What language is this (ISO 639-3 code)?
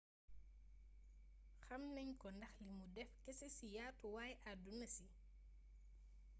wol